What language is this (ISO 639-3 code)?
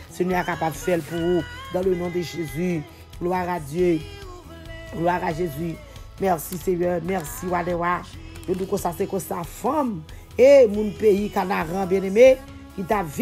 fra